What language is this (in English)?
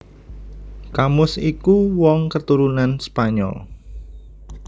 Javanese